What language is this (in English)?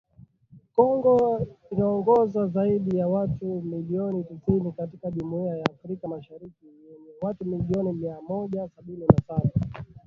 Swahili